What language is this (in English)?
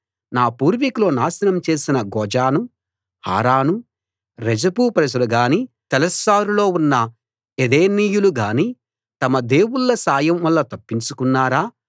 Telugu